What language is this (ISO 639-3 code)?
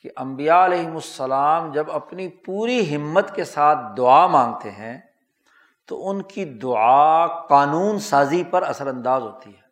urd